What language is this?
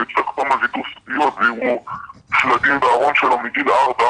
Hebrew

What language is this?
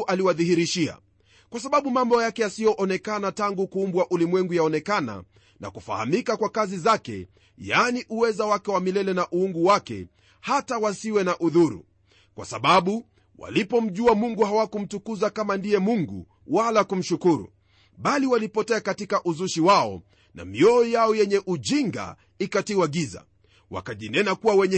Swahili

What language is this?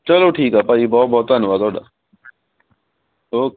Punjabi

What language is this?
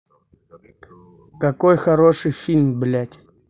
Russian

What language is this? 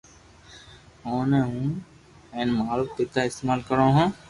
Loarki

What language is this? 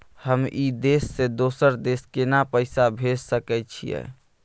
Maithili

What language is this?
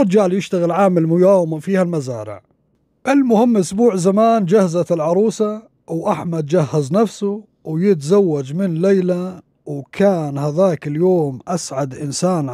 Arabic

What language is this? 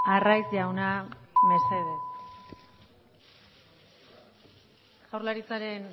Basque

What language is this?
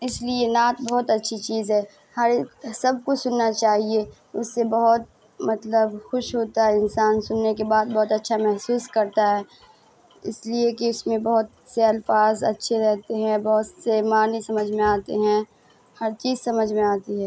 Urdu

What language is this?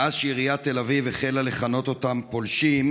Hebrew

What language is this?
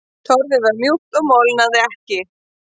Icelandic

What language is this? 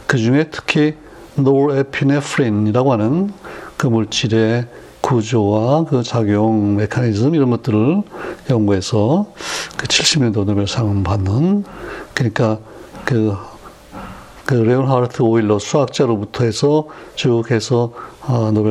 Korean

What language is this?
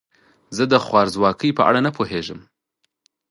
Pashto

